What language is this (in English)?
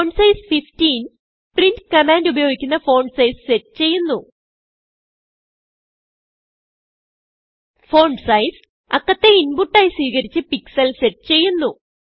Malayalam